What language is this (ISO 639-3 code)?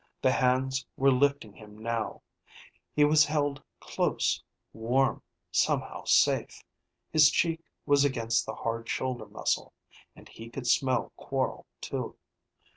eng